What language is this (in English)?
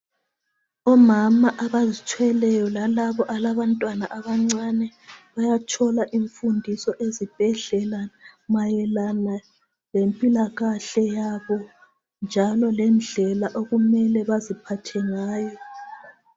North Ndebele